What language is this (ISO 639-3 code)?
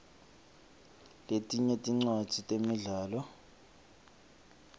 ssw